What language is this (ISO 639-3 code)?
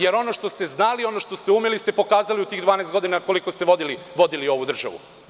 srp